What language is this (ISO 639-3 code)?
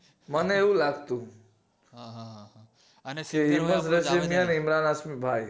guj